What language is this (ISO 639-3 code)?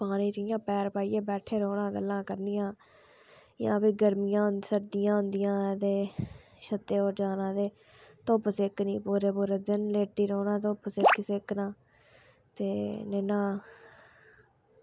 doi